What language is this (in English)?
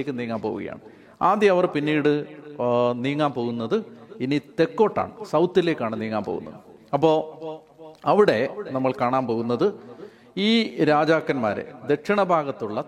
Malayalam